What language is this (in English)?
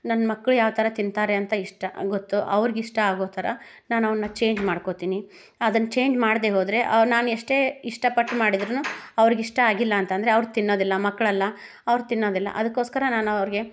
Kannada